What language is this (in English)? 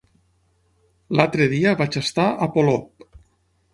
Catalan